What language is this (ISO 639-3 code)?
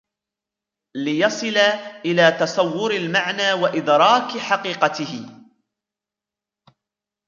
ara